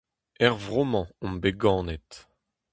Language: Breton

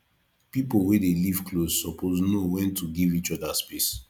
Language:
Nigerian Pidgin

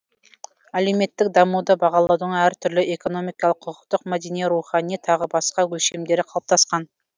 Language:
Kazakh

